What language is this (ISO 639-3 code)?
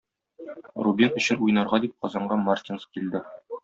tat